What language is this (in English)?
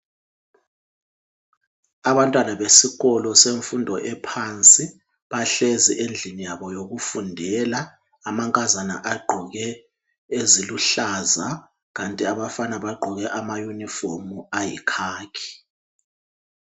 North Ndebele